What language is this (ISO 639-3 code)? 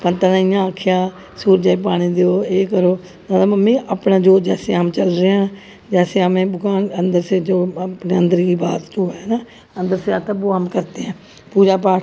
doi